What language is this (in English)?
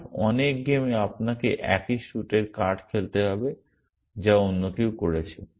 Bangla